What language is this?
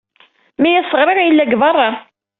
Kabyle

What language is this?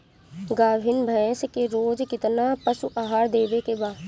Bhojpuri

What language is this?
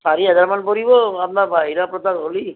Assamese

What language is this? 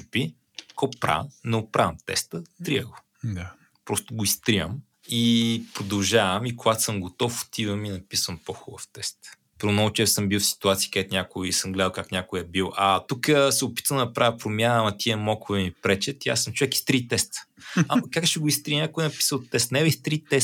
Bulgarian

